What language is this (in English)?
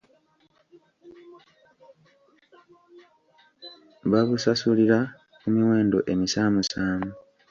Ganda